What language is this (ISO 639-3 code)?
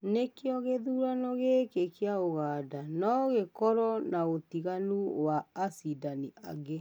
kik